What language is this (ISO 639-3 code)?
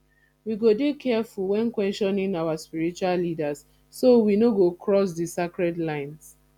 pcm